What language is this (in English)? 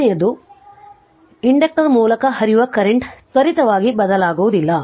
Kannada